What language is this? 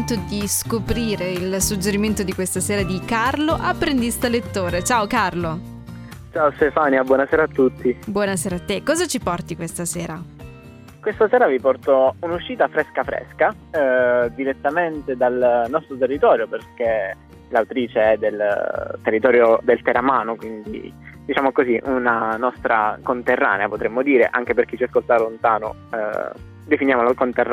Italian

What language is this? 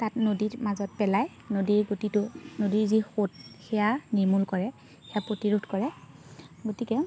Assamese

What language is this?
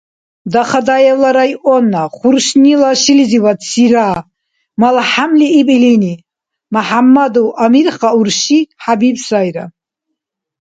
Dargwa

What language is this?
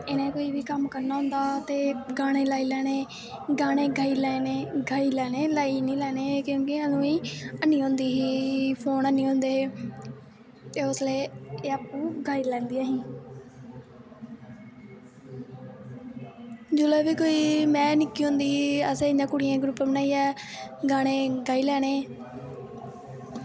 Dogri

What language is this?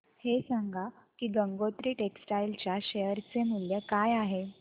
Marathi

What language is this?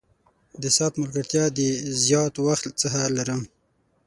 Pashto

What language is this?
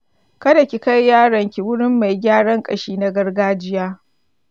Hausa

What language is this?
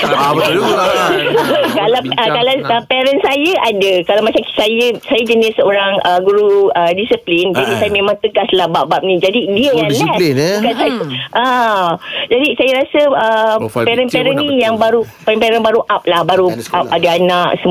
Malay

